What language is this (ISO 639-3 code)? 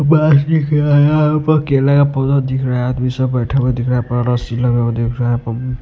hin